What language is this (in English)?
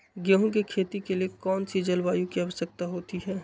Magahi